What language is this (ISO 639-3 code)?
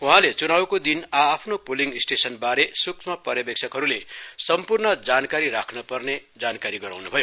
nep